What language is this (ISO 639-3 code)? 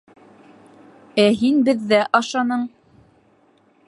bak